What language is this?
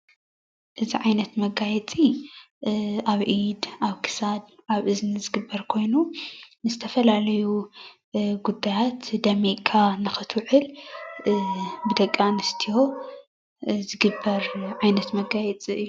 Tigrinya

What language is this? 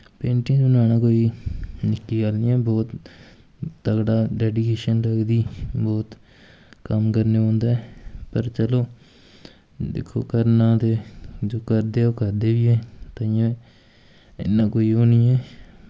Dogri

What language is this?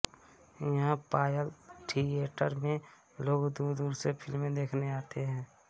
Hindi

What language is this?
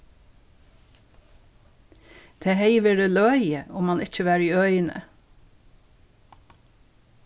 Faroese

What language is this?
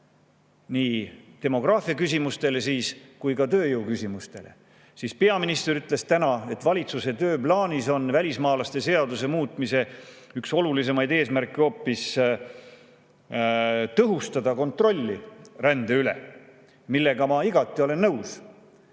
Estonian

